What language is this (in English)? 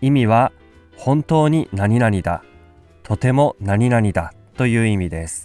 Japanese